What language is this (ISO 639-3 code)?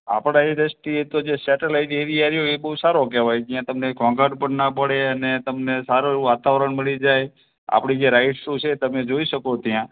guj